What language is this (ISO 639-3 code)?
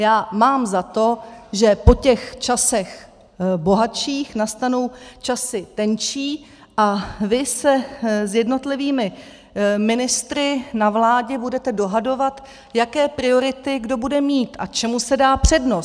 ces